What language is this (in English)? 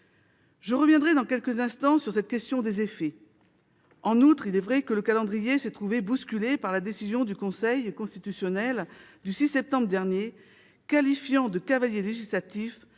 French